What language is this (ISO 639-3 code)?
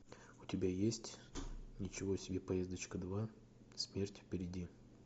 rus